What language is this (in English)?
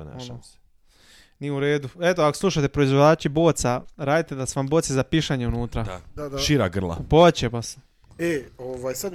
Croatian